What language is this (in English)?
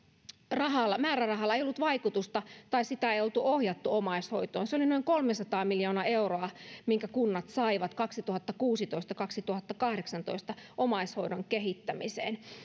Finnish